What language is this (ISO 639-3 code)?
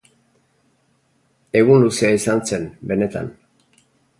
eus